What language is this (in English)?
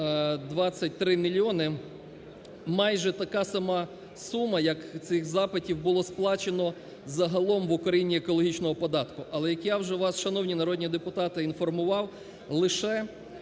Ukrainian